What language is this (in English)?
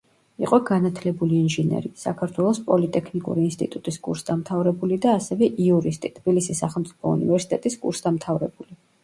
Georgian